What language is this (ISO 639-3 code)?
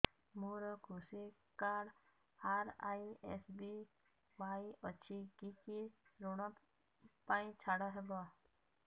ori